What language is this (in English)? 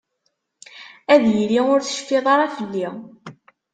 Kabyle